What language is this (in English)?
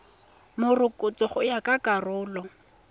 Tswana